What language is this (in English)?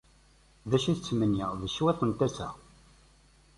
Kabyle